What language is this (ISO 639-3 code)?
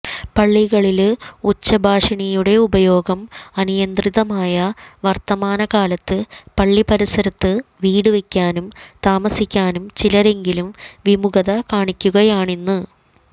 mal